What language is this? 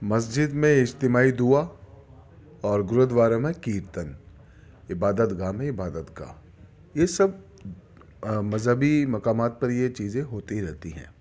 Urdu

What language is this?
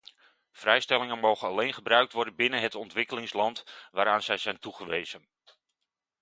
Dutch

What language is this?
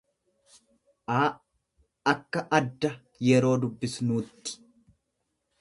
Oromo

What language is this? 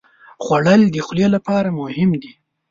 Pashto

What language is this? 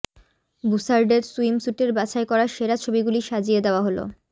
Bangla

